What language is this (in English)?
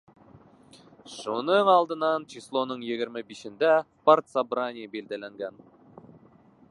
Bashkir